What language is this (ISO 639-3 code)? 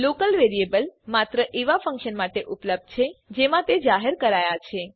guj